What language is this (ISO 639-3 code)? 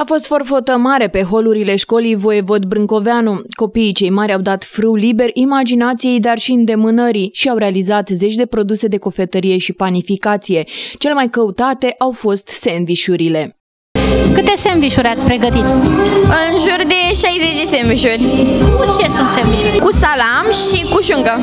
ron